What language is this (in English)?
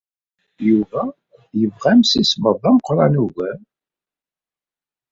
Kabyle